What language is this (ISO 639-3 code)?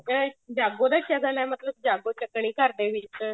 pan